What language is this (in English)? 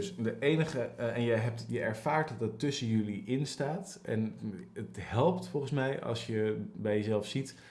Dutch